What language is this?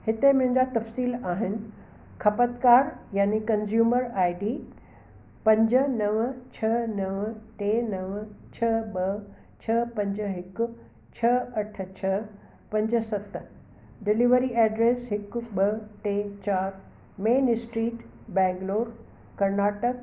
Sindhi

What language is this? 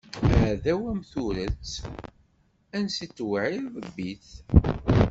Kabyle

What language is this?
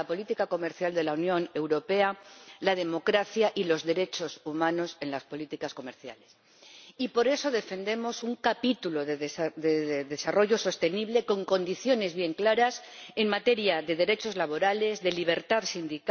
Spanish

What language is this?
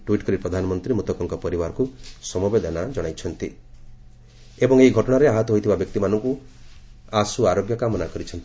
Odia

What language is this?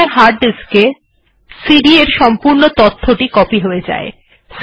Bangla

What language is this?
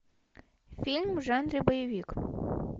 Russian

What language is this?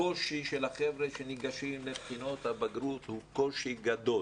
Hebrew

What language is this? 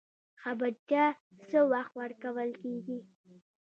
Pashto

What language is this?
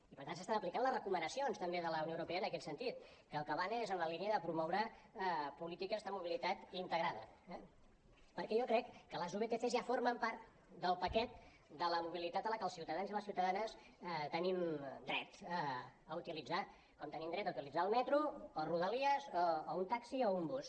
Catalan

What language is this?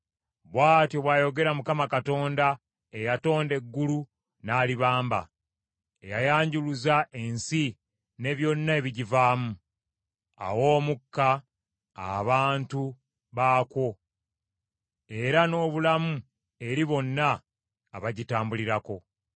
Ganda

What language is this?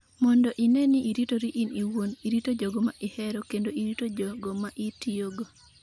Luo (Kenya and Tanzania)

